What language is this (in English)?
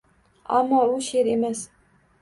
Uzbek